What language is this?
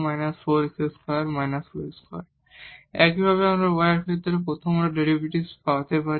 Bangla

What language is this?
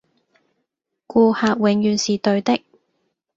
Cantonese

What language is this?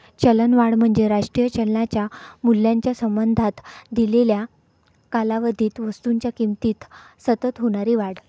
Marathi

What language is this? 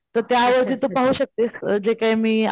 Marathi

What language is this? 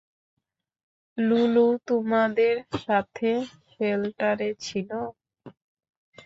Bangla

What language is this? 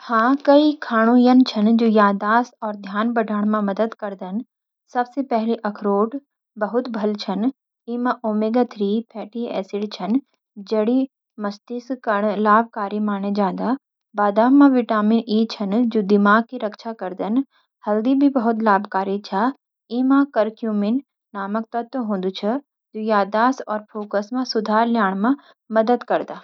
Garhwali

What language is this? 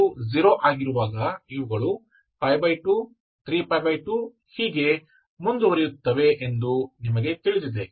Kannada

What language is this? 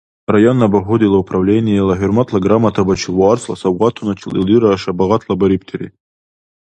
Dargwa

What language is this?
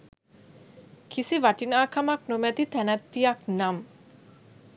Sinhala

